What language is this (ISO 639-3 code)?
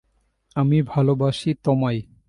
ben